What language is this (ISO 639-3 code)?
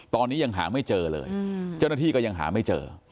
tha